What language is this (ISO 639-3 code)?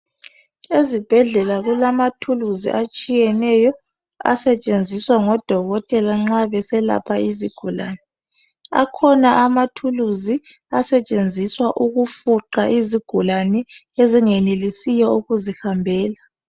nde